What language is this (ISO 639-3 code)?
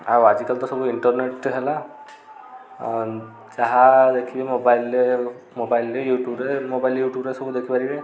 ori